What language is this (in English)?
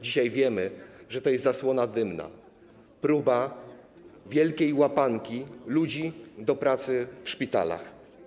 Polish